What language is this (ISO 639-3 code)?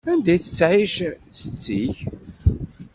kab